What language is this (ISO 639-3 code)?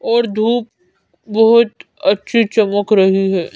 hin